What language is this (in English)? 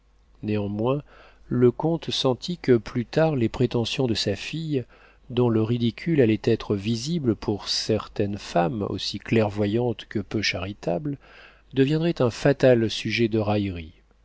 French